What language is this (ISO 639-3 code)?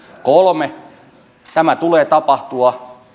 fin